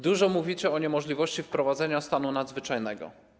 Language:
Polish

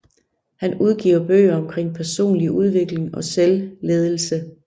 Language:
Danish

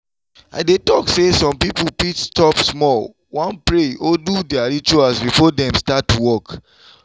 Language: Nigerian Pidgin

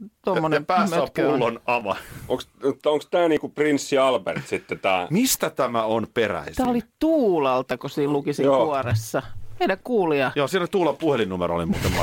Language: Finnish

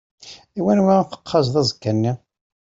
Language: Kabyle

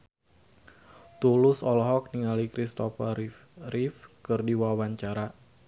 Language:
Sundanese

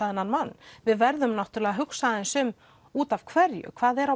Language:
Icelandic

